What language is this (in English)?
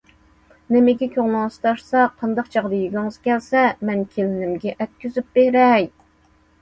Uyghur